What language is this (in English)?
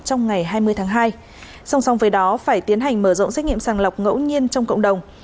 Vietnamese